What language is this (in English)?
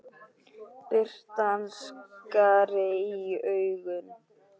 Icelandic